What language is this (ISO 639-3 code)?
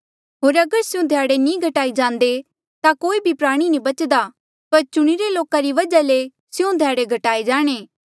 mjl